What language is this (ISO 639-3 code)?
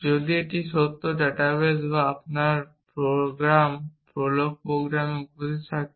ben